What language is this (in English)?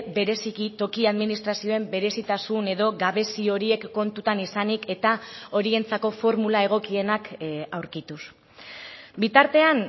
Basque